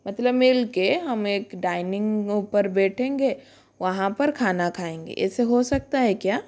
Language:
Hindi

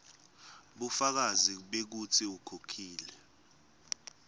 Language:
Swati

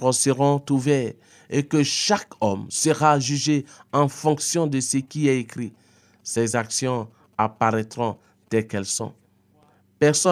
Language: French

